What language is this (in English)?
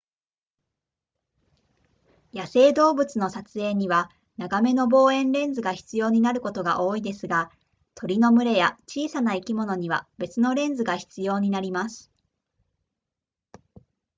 Japanese